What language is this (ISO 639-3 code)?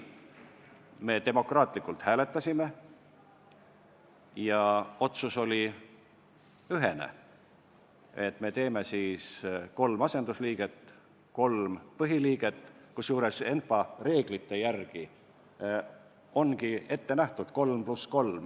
est